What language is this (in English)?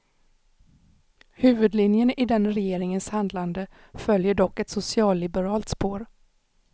Swedish